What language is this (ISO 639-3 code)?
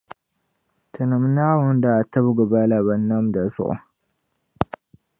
dag